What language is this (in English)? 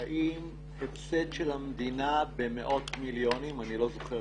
Hebrew